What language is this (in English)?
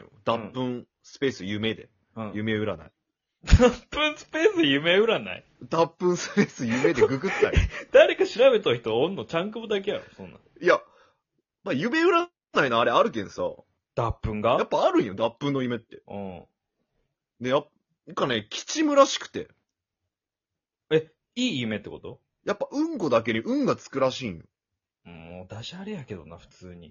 Japanese